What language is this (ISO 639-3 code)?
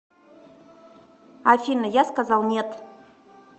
rus